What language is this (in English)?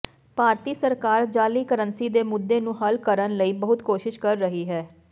Punjabi